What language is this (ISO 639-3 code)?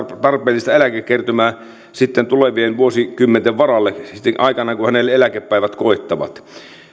fin